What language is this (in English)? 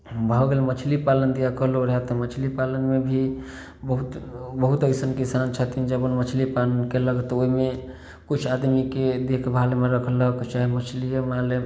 Maithili